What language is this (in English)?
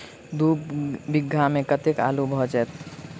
Maithili